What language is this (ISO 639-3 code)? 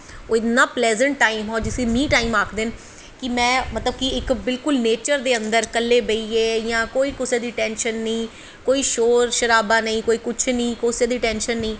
doi